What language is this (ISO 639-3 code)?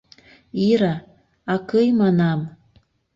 chm